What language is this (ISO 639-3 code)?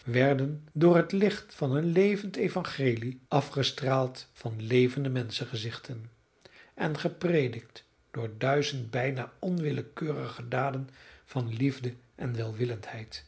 nld